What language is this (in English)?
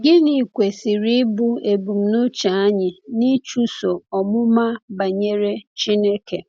Igbo